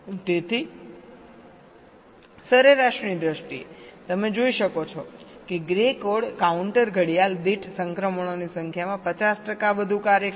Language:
Gujarati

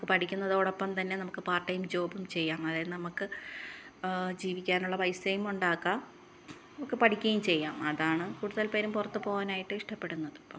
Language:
Malayalam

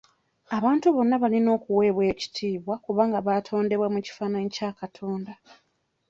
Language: Ganda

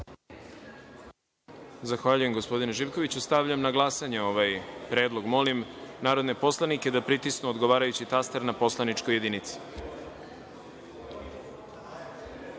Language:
Serbian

